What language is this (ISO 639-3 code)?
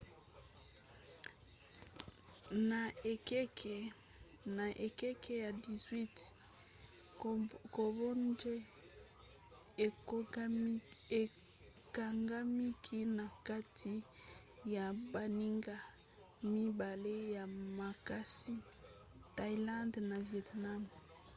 lin